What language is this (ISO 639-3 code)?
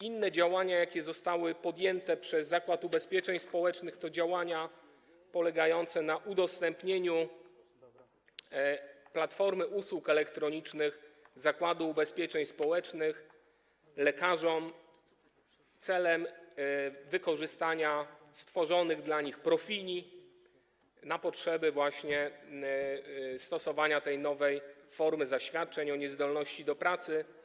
pol